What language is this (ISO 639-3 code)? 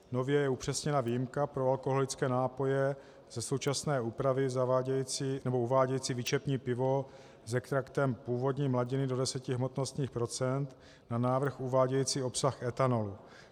ces